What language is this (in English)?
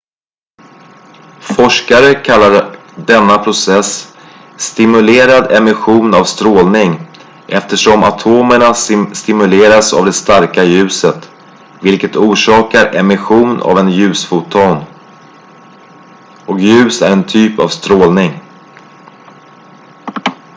Swedish